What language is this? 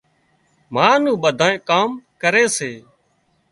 Wadiyara Koli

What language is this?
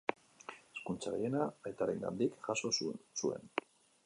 Basque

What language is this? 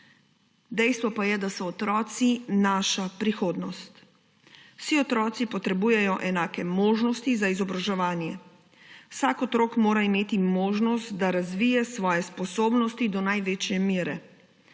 Slovenian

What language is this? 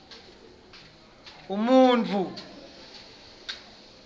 Swati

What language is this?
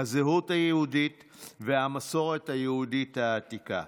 Hebrew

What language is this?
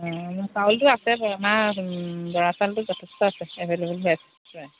Assamese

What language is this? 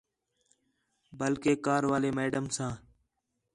Khetrani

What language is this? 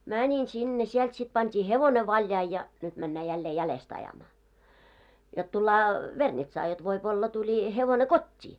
Finnish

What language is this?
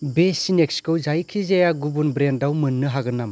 Bodo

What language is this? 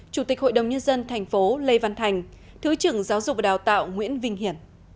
Vietnamese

